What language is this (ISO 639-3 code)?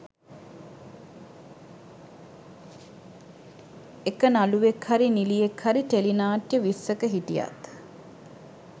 sin